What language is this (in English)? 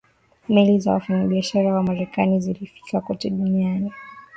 Swahili